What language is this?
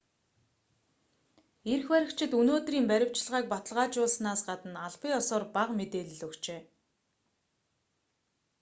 Mongolian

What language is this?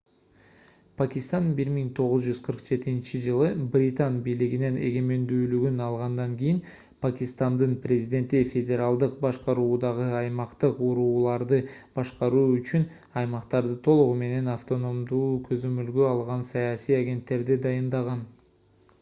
Kyrgyz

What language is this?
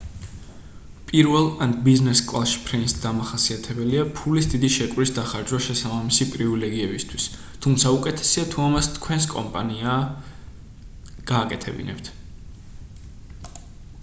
Georgian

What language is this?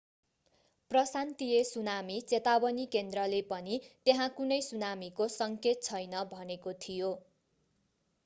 Nepali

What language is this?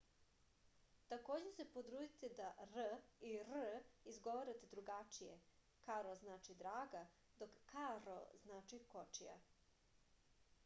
Serbian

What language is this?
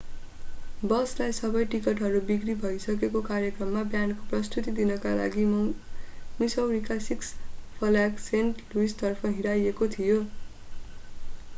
Nepali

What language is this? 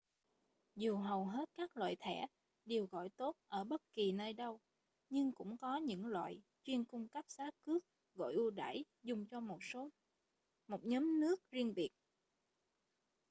Vietnamese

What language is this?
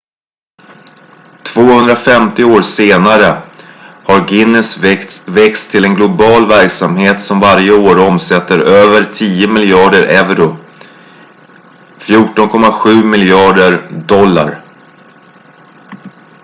Swedish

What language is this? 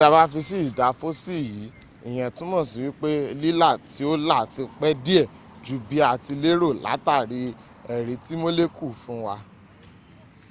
Yoruba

